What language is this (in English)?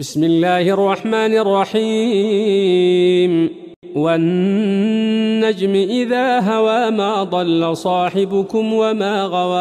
Arabic